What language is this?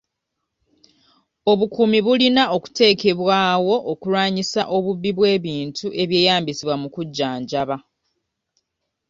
Ganda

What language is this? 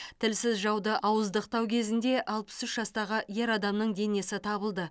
Kazakh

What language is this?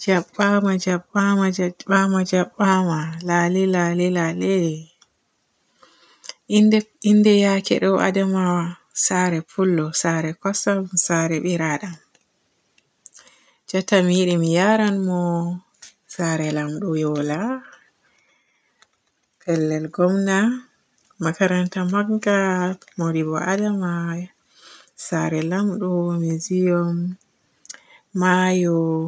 Borgu Fulfulde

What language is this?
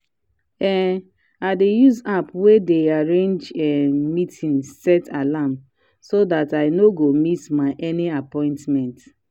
Nigerian Pidgin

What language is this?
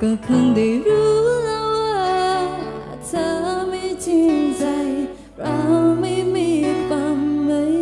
Khmer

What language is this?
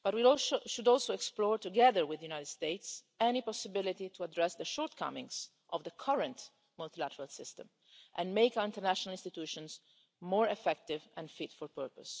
English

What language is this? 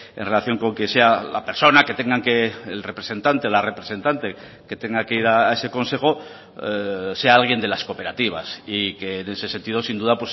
Spanish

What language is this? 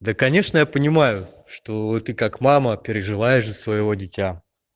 Russian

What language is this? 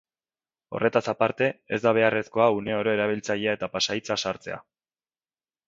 Basque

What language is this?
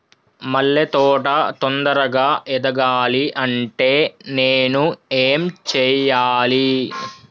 Telugu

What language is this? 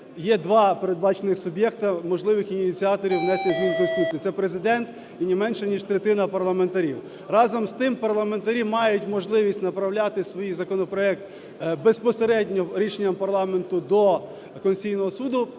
Ukrainian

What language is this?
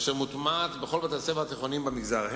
Hebrew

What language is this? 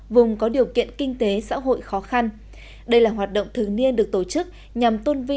Vietnamese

